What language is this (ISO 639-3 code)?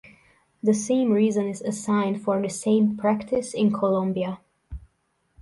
eng